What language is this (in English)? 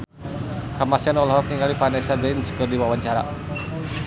Sundanese